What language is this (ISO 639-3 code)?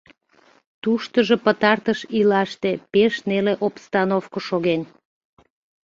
chm